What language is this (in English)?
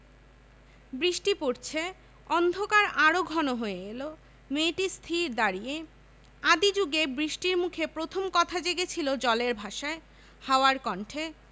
Bangla